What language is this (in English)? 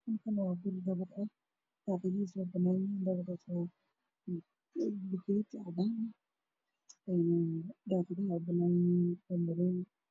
Somali